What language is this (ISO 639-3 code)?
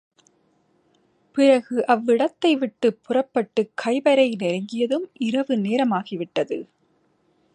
tam